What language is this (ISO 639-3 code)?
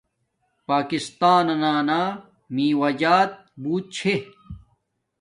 dmk